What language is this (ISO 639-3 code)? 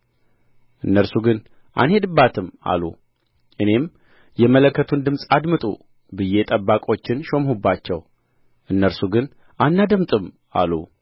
amh